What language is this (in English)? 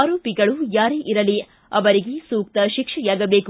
Kannada